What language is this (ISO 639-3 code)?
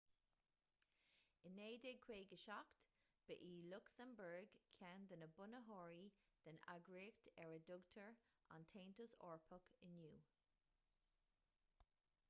gle